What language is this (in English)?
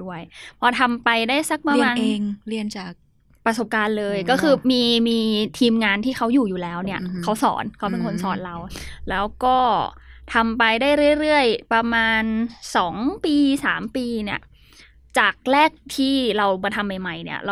Thai